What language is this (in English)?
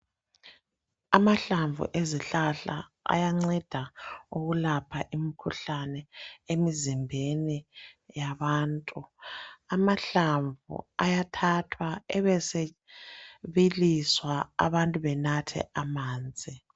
North Ndebele